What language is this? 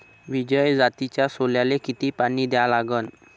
Marathi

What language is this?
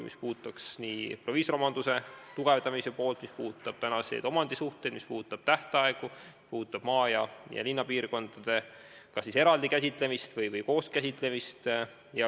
Estonian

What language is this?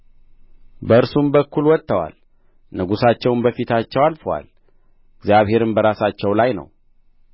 Amharic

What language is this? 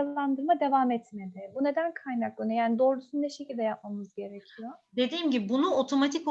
Turkish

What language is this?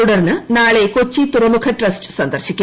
Malayalam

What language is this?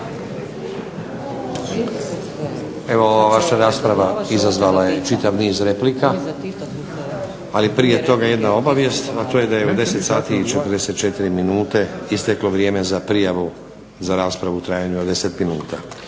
Croatian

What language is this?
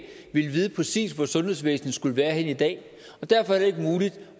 Danish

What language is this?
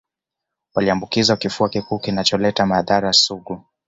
Swahili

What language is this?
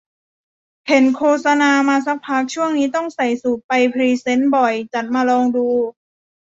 Thai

